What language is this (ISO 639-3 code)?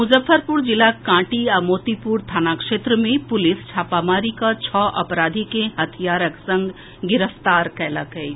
mai